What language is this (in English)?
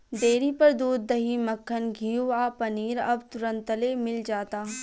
Bhojpuri